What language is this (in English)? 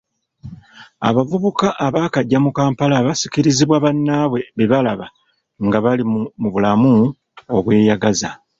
Ganda